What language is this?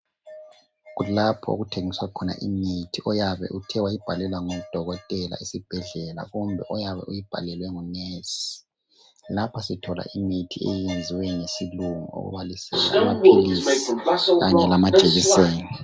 North Ndebele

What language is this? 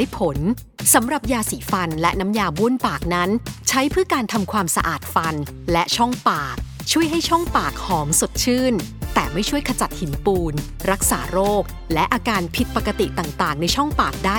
Thai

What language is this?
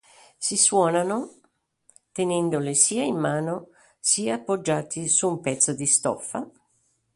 Italian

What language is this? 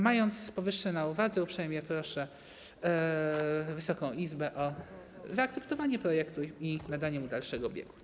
Polish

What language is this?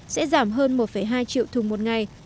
Vietnamese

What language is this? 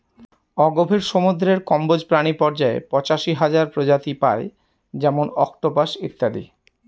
Bangla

